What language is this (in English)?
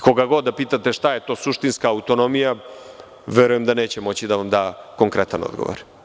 Serbian